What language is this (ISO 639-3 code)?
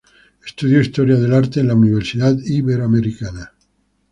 spa